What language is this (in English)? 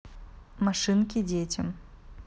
Russian